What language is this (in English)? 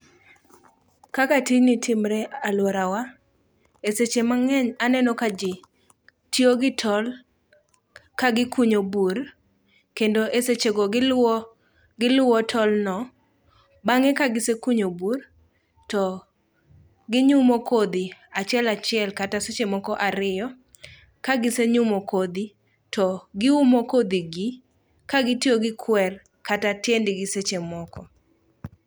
Luo (Kenya and Tanzania)